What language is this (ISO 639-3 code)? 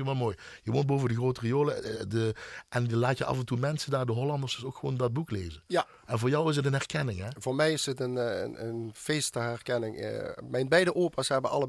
nld